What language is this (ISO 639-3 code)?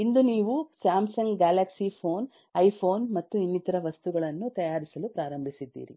kan